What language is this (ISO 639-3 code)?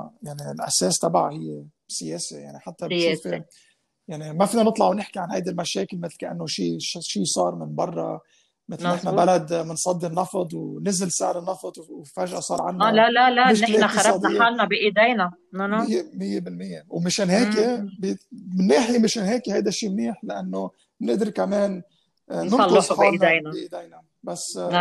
ara